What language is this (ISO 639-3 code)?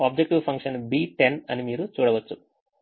tel